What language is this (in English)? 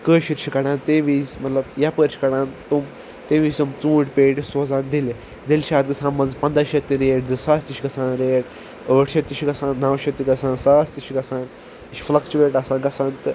Kashmiri